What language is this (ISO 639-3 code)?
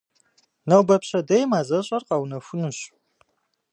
kbd